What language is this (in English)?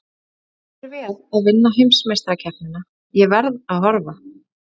Icelandic